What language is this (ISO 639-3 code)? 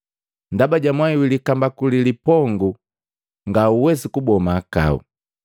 mgv